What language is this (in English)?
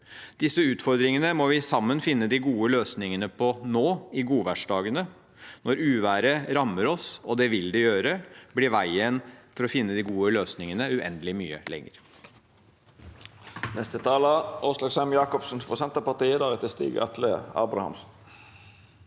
Norwegian